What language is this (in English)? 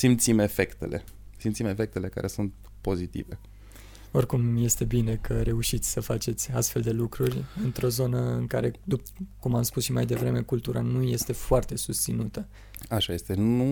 Romanian